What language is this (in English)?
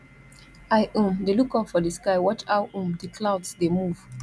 Nigerian Pidgin